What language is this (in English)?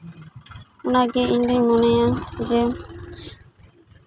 Santali